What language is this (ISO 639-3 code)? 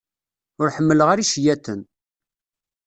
kab